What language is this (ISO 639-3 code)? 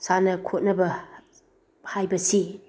mni